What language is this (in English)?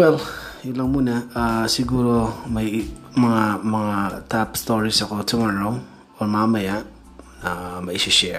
Filipino